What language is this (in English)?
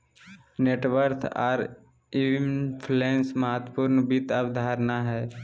Magahi